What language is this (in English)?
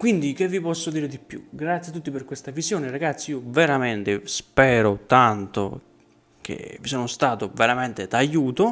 Italian